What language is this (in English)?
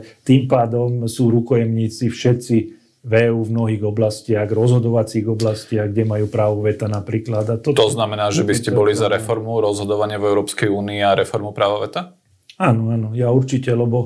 Slovak